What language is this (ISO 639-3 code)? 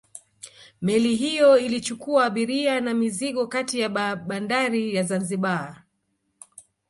swa